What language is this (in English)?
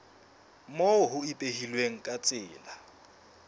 Southern Sotho